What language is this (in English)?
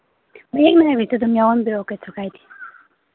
Manipuri